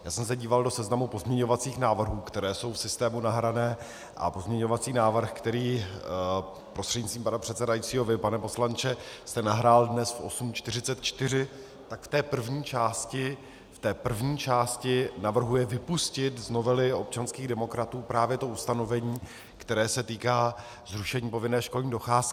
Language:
Czech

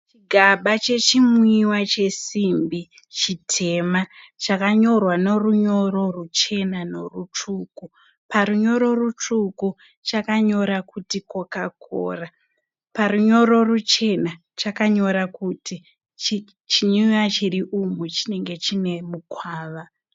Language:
Shona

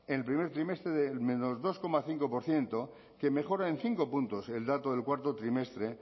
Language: Spanish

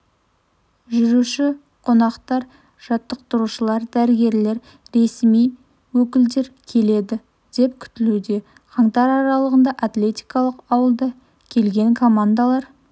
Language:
Kazakh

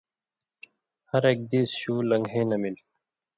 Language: Indus Kohistani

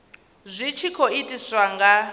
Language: Venda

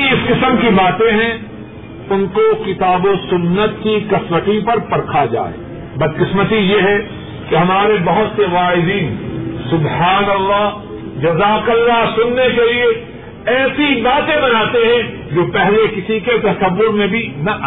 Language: Urdu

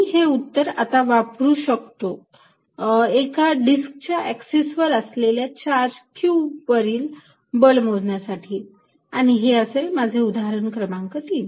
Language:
Marathi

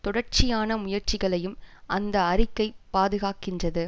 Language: Tamil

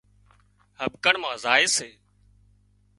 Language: Wadiyara Koli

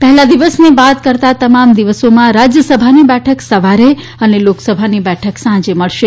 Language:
Gujarati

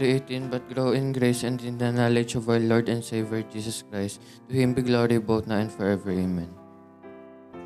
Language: Filipino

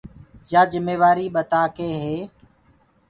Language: Gurgula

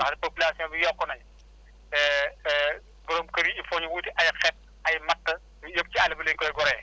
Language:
Wolof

